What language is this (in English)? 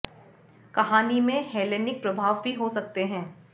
Hindi